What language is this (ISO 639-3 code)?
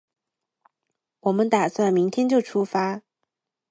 zho